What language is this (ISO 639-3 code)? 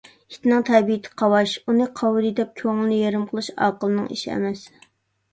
uig